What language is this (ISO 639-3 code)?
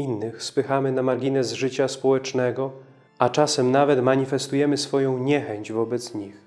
pol